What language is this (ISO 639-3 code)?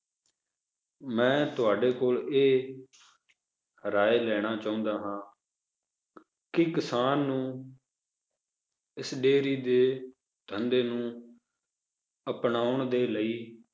pan